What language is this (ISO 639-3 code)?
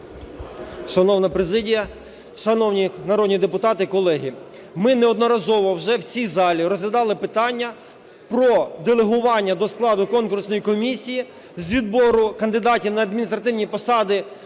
ukr